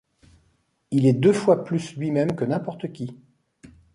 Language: French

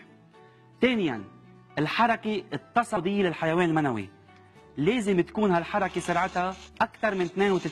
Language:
Arabic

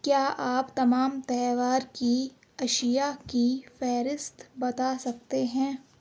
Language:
Urdu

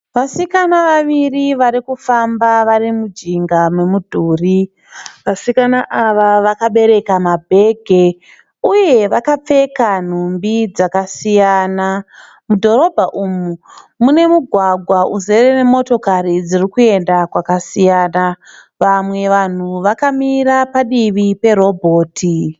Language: Shona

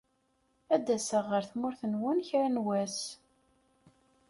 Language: Kabyle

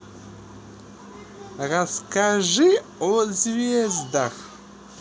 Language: Russian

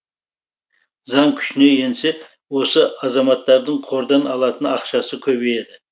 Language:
Kazakh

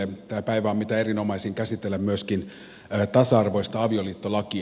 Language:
Finnish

